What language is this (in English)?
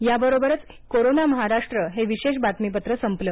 Marathi